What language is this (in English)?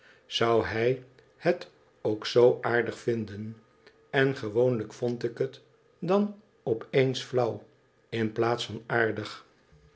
Dutch